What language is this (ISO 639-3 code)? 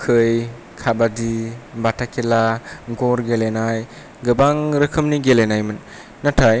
brx